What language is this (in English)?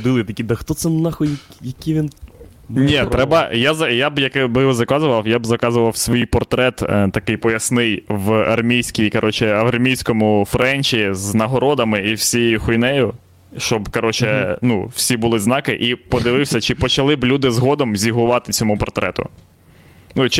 Ukrainian